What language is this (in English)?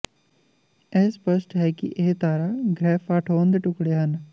Punjabi